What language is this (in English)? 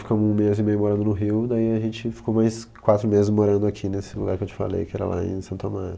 Portuguese